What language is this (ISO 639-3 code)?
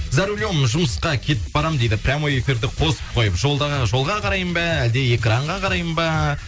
kaz